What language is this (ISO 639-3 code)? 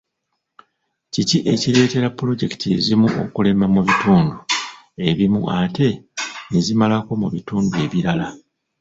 lug